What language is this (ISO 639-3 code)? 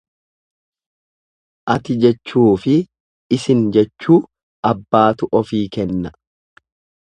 orm